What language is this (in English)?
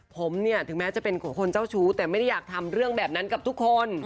Thai